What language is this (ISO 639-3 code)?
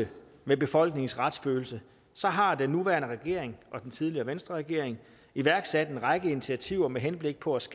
dan